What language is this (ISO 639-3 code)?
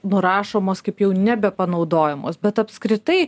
lit